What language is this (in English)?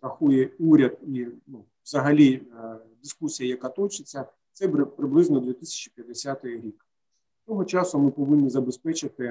Ukrainian